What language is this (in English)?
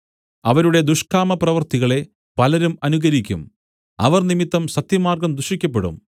Malayalam